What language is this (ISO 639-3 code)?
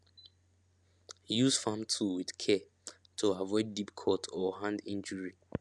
pcm